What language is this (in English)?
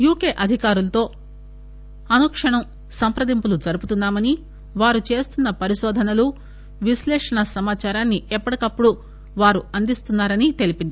Telugu